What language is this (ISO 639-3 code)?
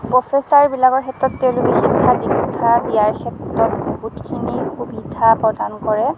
asm